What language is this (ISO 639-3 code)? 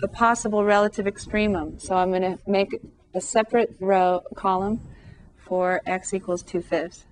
eng